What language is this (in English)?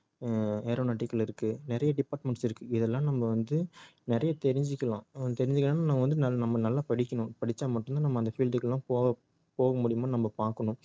Tamil